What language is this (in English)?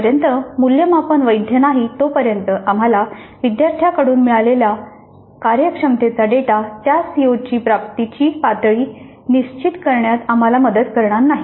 Marathi